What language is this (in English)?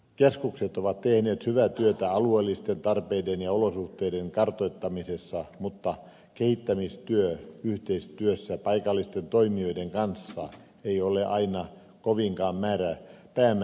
Finnish